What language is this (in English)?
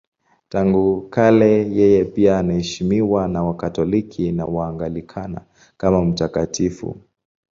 Swahili